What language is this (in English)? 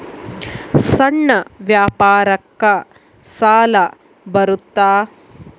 Kannada